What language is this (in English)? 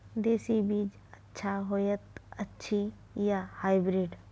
Maithili